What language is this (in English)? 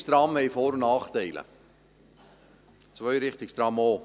Swiss German